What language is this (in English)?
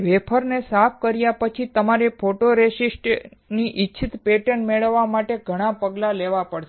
Gujarati